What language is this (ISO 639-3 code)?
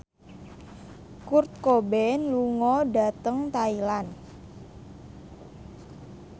jav